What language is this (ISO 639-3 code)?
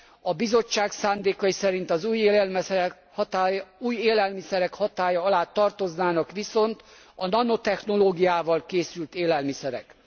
hun